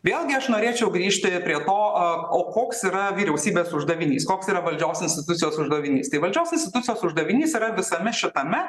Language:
Lithuanian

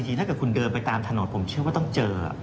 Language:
Thai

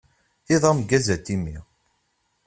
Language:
Kabyle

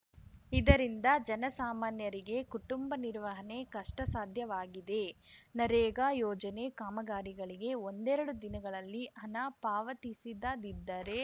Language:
Kannada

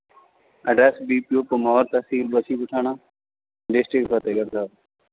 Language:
Punjabi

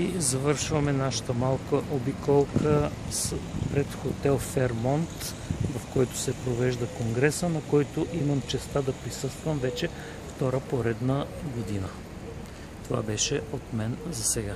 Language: Bulgarian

